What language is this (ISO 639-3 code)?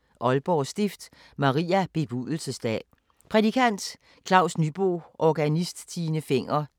dan